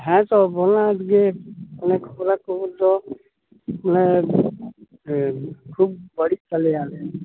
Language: Santali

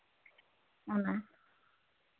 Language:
Santali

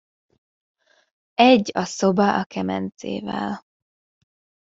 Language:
Hungarian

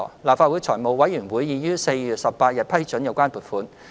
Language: Cantonese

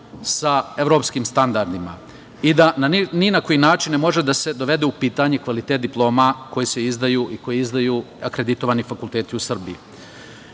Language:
Serbian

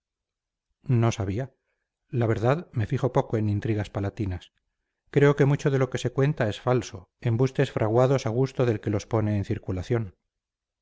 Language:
Spanish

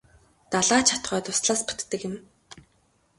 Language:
Mongolian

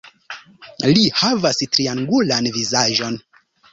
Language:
Esperanto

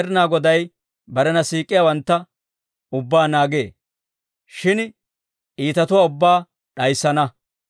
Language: Dawro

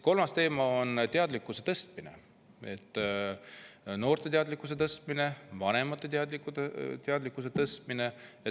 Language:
Estonian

